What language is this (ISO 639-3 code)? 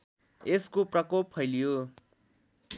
nep